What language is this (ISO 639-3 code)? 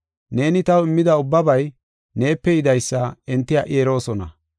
gof